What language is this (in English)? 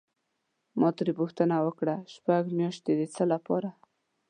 Pashto